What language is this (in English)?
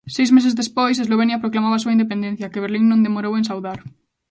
Galician